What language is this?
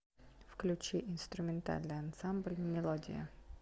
Russian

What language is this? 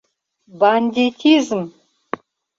Mari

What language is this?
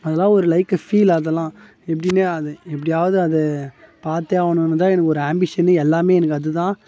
Tamil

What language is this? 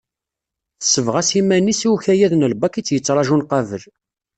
Kabyle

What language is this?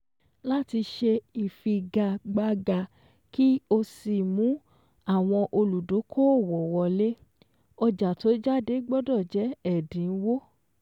Yoruba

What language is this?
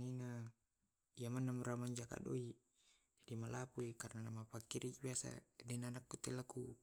Tae'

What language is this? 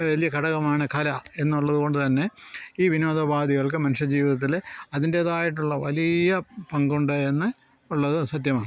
Malayalam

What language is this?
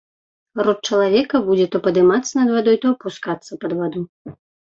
Belarusian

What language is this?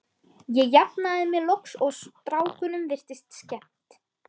Icelandic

